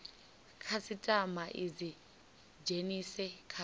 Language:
Venda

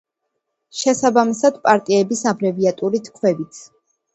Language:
Georgian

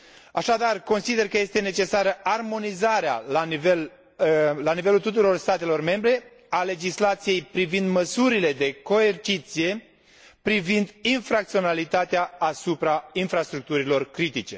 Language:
Romanian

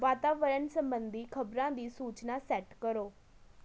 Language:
Punjabi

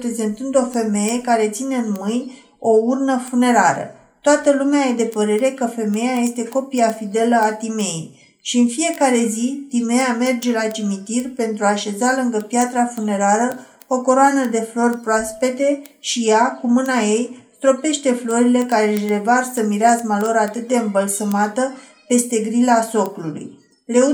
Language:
Romanian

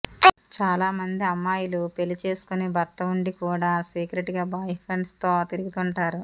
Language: Telugu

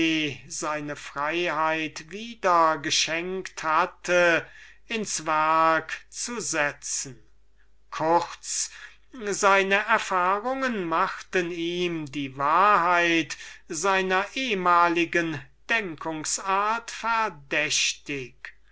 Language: German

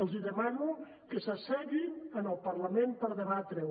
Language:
Catalan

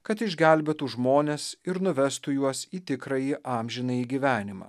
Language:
Lithuanian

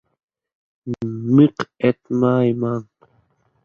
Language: Uzbek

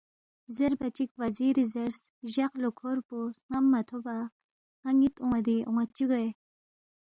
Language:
Balti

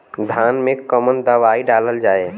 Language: Bhojpuri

